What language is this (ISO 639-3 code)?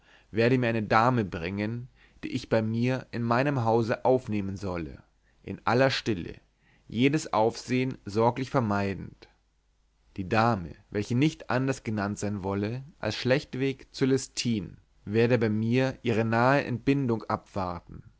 deu